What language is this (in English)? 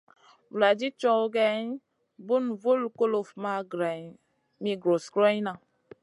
Masana